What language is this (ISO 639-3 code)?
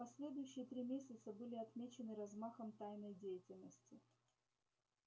rus